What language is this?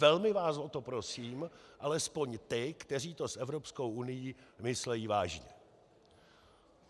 Czech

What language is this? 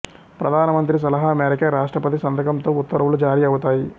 Telugu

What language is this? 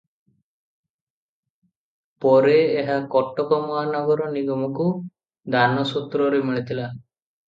Odia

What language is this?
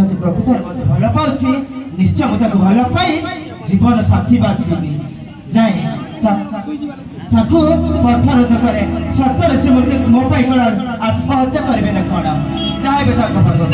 Arabic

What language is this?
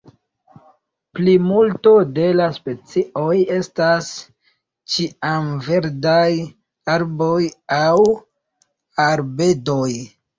Esperanto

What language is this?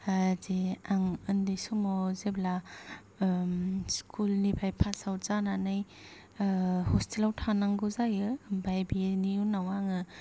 Bodo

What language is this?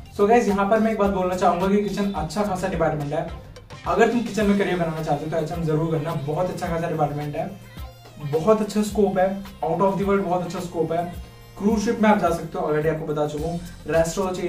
Hindi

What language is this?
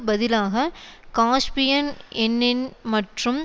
Tamil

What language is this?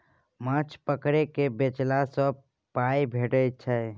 Maithili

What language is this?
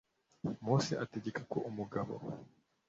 Kinyarwanda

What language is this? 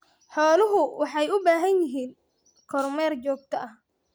Somali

